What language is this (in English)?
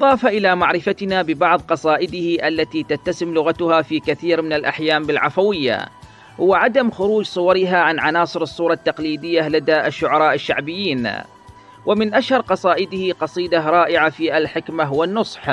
Arabic